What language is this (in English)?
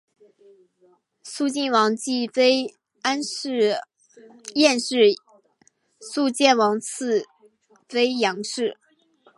Chinese